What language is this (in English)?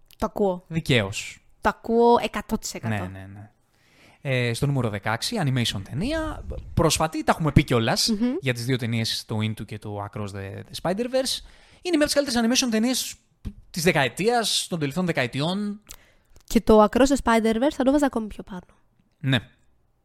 Greek